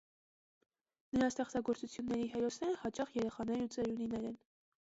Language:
Armenian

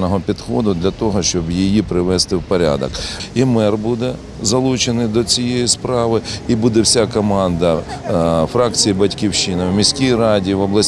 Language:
Ukrainian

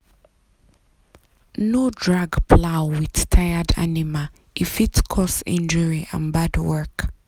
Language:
Nigerian Pidgin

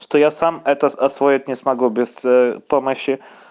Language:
Russian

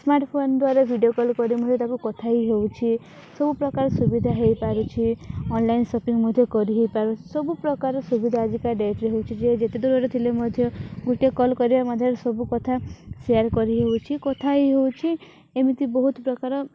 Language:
Odia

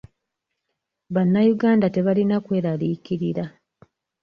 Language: Ganda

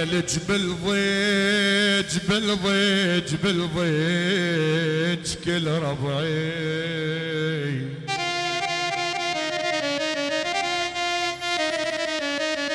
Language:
Arabic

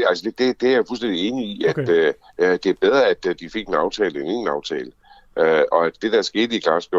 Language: Danish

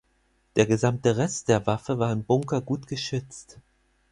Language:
German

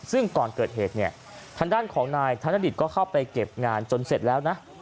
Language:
Thai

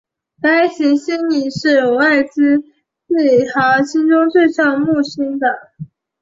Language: Chinese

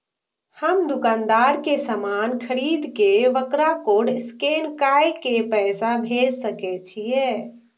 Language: Maithili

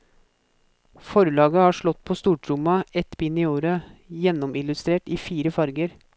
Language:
Norwegian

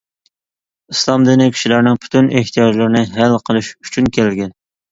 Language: Uyghur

